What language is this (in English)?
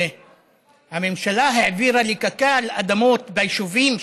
Hebrew